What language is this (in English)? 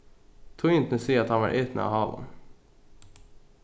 Faroese